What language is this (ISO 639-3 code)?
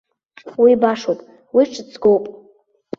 abk